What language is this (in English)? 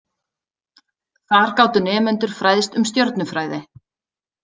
Icelandic